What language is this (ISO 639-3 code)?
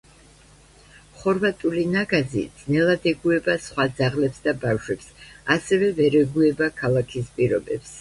kat